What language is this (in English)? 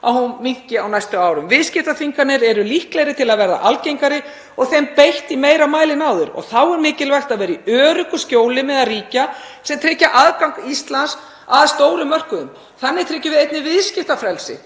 Icelandic